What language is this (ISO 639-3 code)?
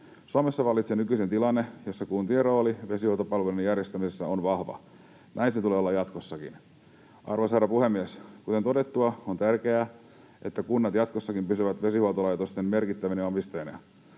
fin